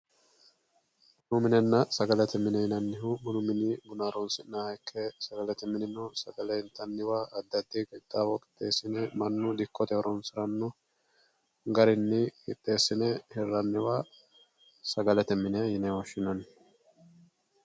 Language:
Sidamo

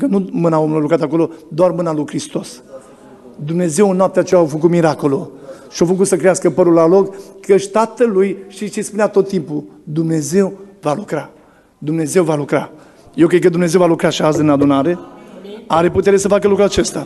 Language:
Romanian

